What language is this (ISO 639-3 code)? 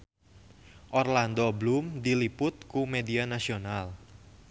sun